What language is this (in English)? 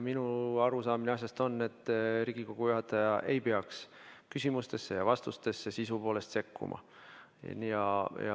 Estonian